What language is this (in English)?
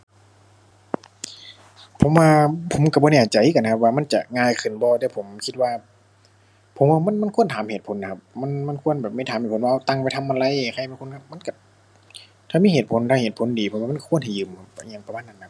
Thai